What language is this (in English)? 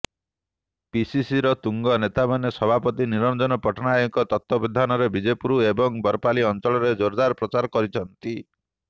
Odia